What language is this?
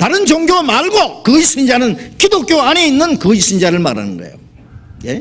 Korean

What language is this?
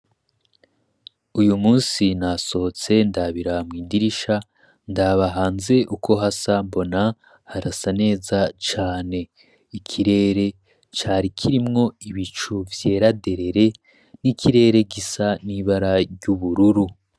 Rundi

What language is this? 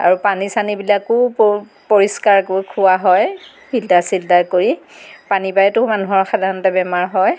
Assamese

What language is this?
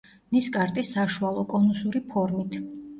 Georgian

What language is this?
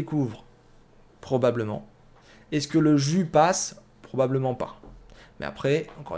French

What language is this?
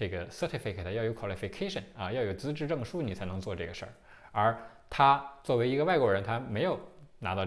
Chinese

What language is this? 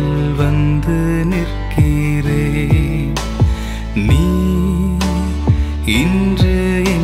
Urdu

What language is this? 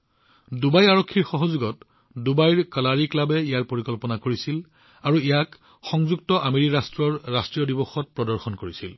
Assamese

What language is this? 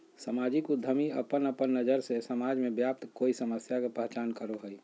Magahi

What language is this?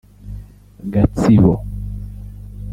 Kinyarwanda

